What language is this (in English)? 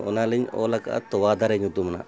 Santali